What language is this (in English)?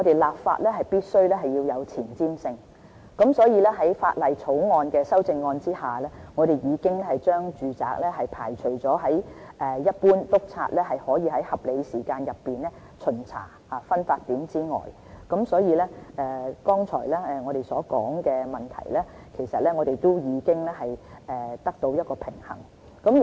Cantonese